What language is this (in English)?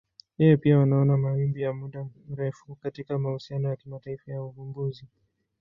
Swahili